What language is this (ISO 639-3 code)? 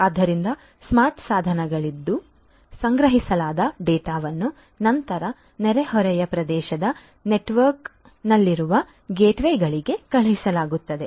kan